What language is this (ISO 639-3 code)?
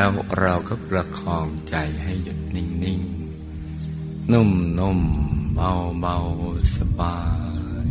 tha